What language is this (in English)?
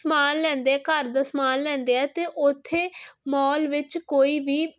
Punjabi